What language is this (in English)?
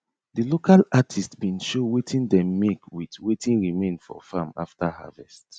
Nigerian Pidgin